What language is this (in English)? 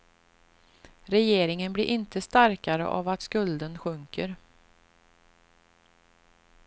Swedish